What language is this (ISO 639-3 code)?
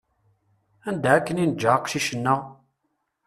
kab